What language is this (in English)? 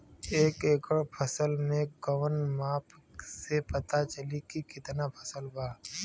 Bhojpuri